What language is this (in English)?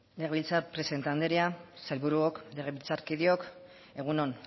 Basque